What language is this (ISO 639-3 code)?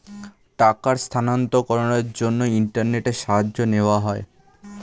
ben